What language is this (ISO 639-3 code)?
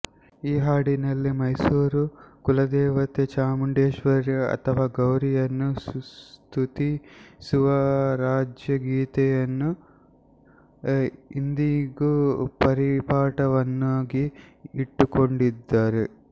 kan